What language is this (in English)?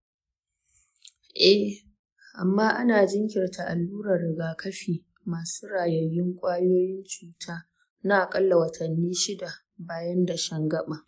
Hausa